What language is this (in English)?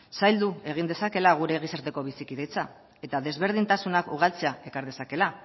Basque